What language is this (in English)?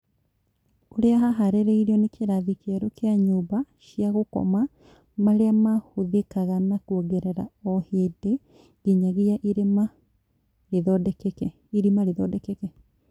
Kikuyu